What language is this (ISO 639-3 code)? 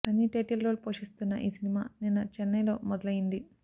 tel